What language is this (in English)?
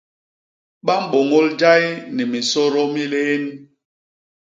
Basaa